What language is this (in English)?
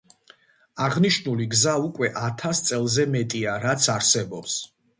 Georgian